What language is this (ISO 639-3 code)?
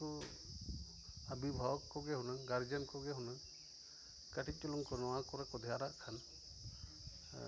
sat